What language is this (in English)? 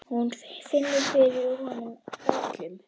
Icelandic